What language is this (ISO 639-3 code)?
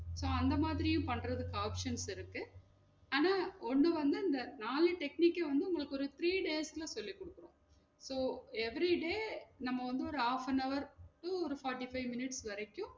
tam